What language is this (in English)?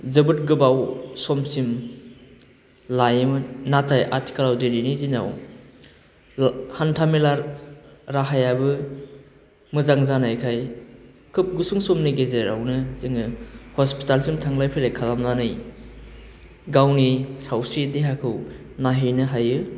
Bodo